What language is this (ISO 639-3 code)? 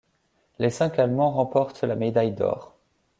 fra